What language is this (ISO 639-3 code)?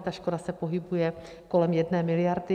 ces